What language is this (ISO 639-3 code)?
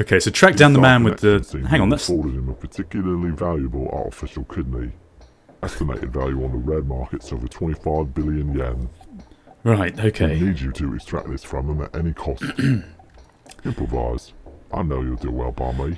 eng